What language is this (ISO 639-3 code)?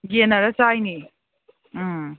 mni